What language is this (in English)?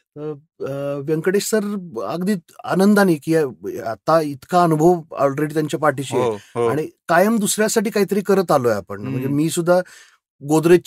Marathi